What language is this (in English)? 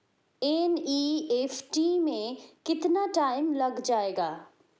Hindi